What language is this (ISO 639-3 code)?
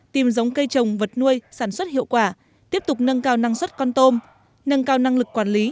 vie